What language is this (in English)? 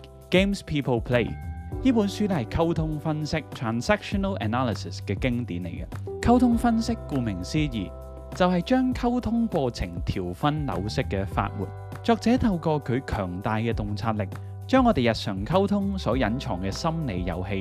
Chinese